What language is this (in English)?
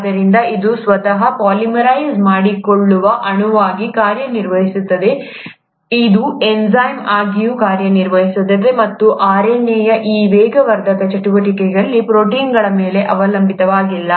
Kannada